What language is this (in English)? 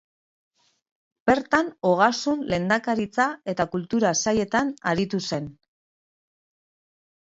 Basque